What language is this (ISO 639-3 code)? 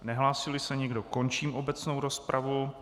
ces